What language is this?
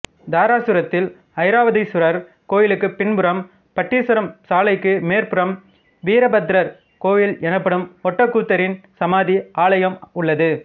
Tamil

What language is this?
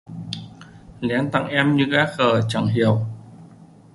Vietnamese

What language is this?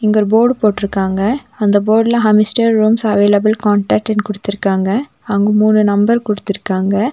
Tamil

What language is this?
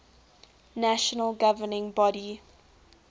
English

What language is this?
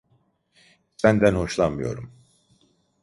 Turkish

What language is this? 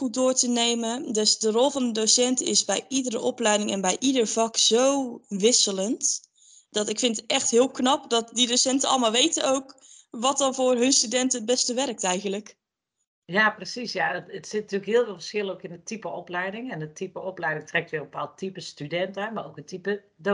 Dutch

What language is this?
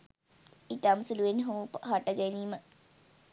Sinhala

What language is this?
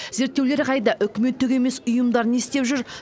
Kazakh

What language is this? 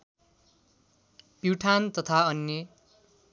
Nepali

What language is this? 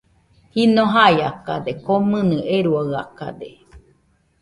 Nüpode Huitoto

